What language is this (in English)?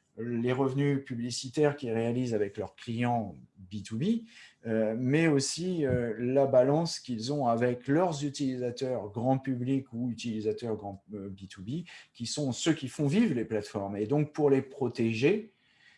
French